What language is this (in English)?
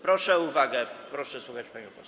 Polish